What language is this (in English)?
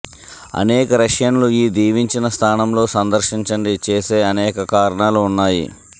Telugu